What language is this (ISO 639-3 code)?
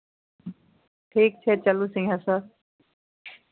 mai